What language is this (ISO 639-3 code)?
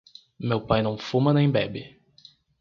por